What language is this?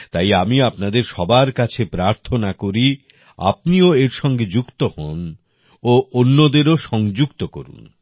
Bangla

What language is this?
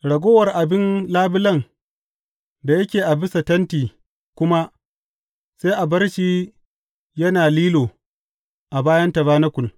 Hausa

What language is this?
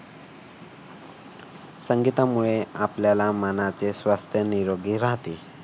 Marathi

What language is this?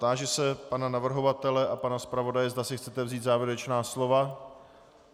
Czech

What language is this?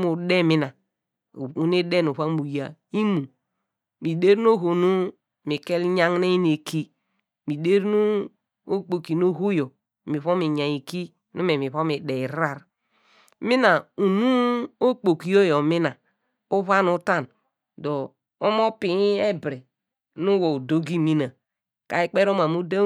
Degema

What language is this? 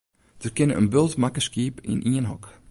Western Frisian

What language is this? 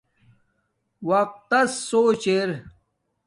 Domaaki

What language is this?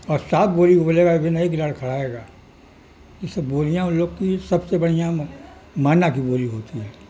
Urdu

